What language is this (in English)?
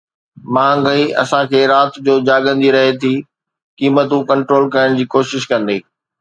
Sindhi